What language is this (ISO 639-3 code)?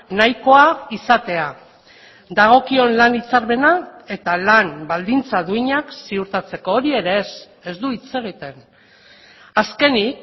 eus